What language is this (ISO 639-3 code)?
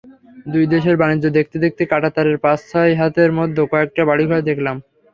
ben